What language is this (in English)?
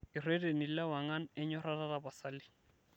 Masai